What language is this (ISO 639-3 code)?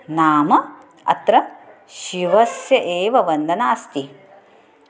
san